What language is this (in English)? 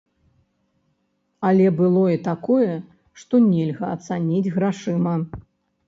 Belarusian